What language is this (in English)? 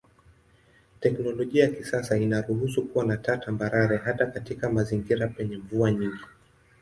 Swahili